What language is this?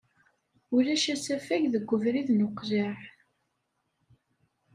Kabyle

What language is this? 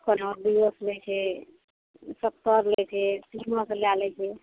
Maithili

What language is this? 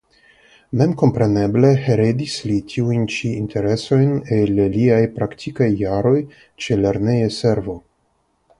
Esperanto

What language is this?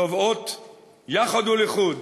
Hebrew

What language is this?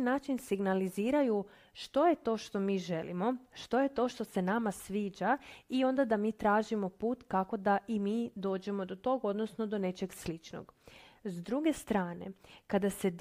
Croatian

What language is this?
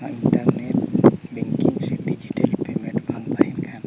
Santali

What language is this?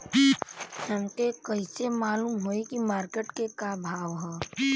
Bhojpuri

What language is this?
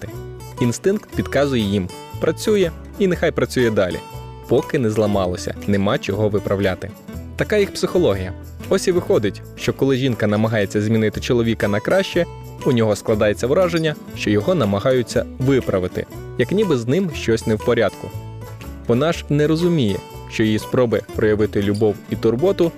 Ukrainian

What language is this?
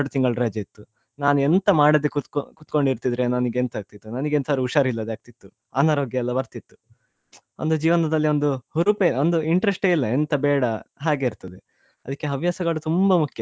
Kannada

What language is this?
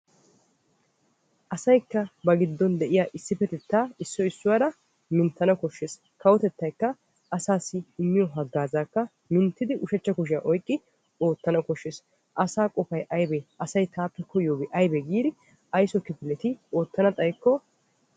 Wolaytta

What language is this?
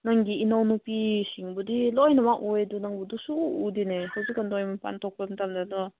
Manipuri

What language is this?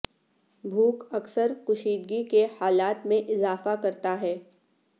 Urdu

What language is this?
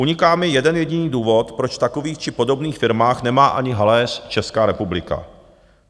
Czech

